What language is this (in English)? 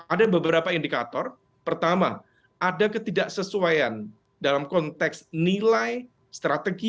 Indonesian